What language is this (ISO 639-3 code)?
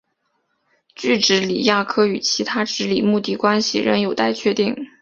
zho